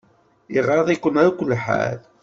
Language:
Kabyle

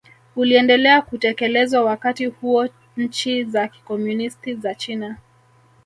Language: Swahili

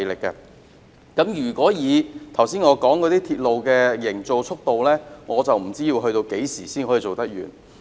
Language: Cantonese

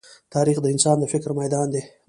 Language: Pashto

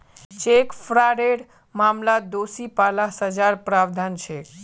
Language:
Magahi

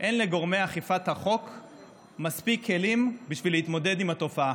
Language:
Hebrew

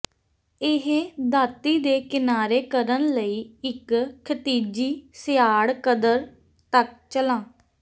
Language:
Punjabi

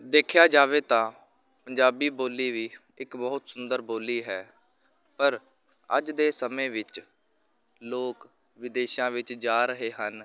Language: Punjabi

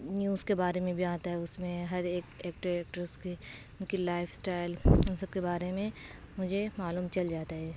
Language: Urdu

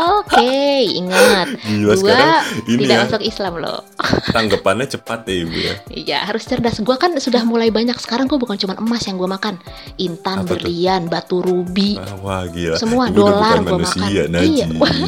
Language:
Indonesian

